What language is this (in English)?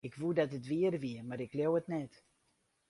Western Frisian